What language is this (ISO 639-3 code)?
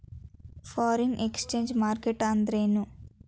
kan